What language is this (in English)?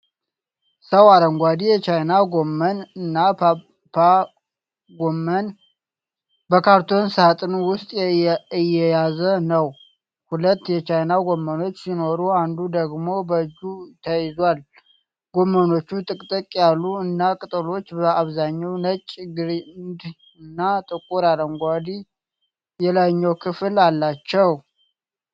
Amharic